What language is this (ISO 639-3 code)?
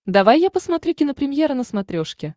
rus